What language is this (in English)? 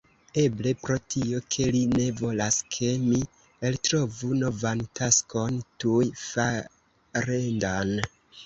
Esperanto